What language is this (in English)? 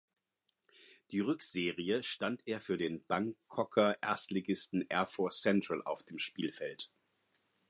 German